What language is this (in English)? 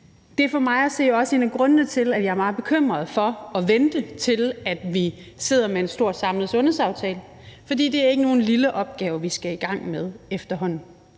Danish